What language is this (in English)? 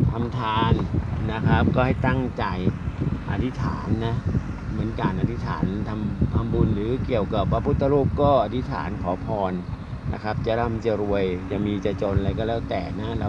Thai